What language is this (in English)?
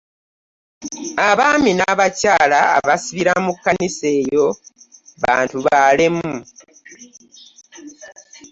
Ganda